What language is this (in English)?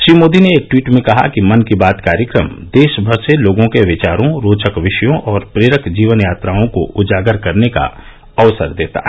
Hindi